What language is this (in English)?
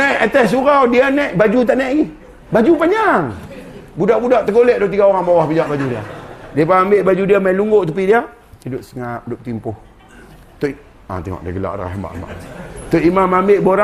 Malay